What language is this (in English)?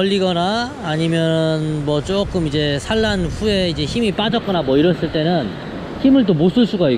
Korean